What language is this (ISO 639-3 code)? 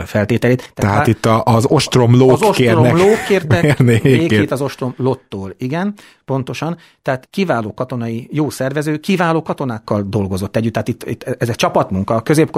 hun